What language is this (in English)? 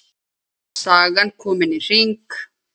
Icelandic